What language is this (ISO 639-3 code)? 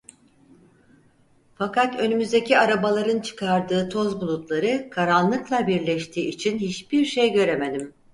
tur